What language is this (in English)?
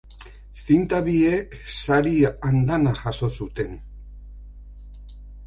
Basque